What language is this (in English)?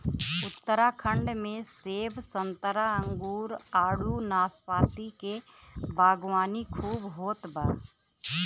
Bhojpuri